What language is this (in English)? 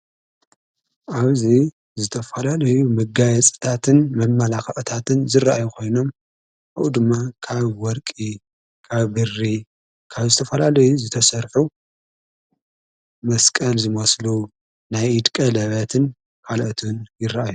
Tigrinya